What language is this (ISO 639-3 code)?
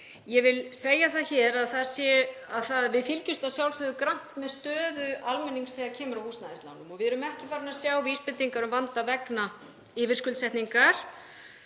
isl